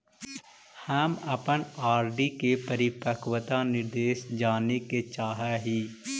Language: Magahi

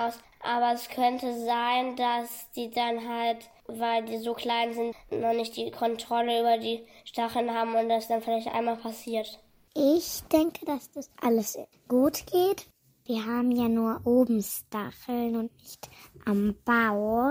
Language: German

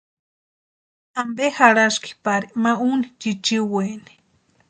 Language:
Western Highland Purepecha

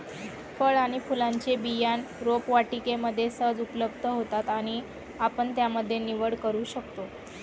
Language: Marathi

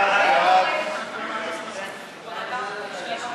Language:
Hebrew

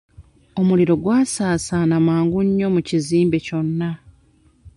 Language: Ganda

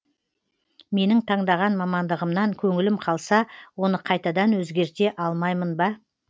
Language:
Kazakh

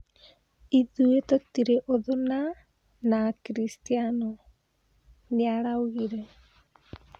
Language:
Kikuyu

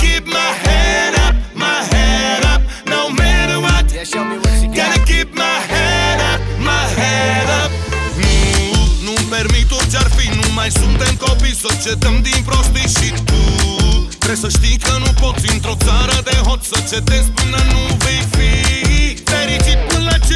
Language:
Romanian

